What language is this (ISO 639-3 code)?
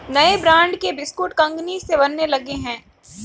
hin